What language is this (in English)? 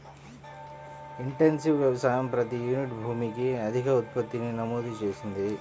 Telugu